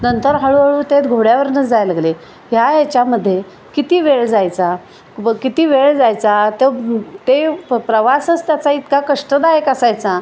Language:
Marathi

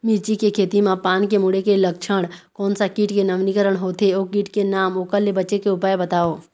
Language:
Chhattisgarhi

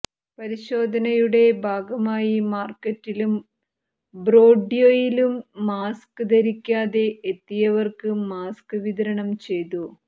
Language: Malayalam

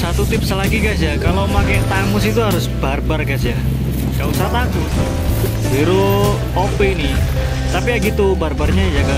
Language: Indonesian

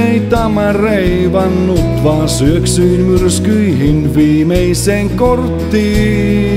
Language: Finnish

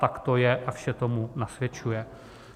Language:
Czech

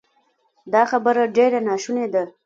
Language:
Pashto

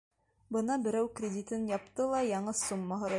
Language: Bashkir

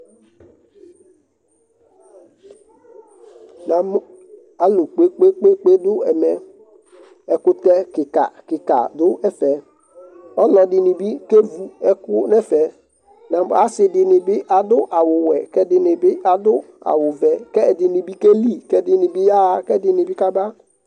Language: Ikposo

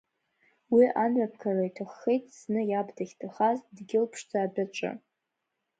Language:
Abkhazian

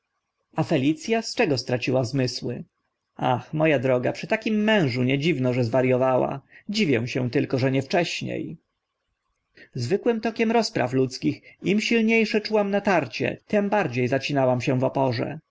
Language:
Polish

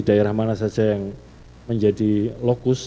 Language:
Indonesian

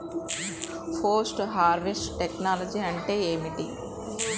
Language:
Telugu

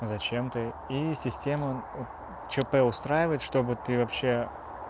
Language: Russian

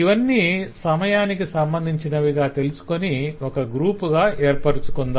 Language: Telugu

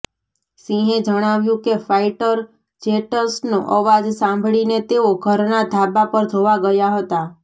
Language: Gujarati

